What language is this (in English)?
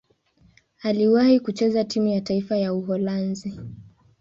Swahili